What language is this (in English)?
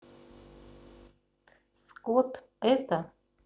Russian